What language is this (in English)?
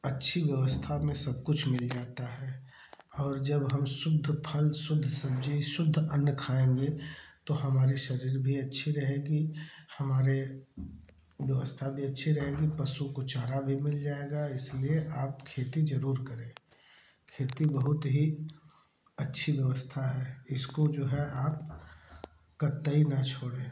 Hindi